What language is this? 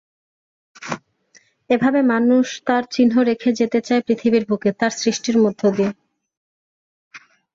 Bangla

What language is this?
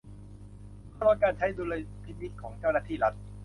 Thai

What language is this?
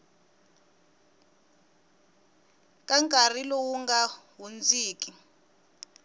Tsonga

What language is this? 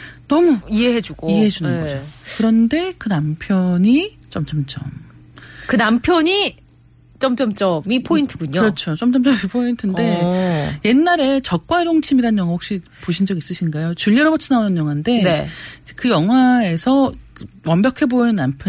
Korean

